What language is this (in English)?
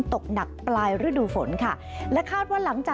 Thai